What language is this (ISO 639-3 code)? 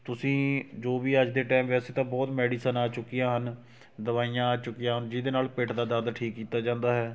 pan